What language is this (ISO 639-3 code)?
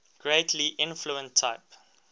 eng